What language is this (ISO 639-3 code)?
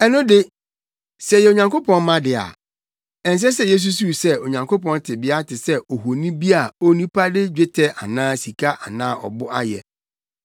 aka